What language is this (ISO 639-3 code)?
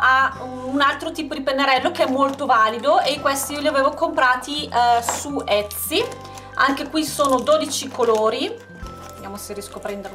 ita